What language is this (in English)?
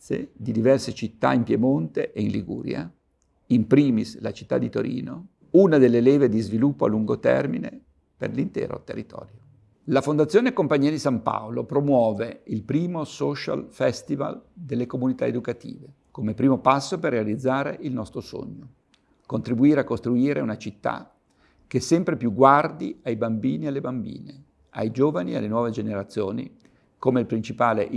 Italian